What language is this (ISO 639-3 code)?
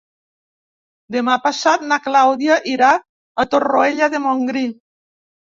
cat